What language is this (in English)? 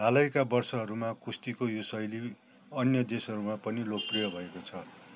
Nepali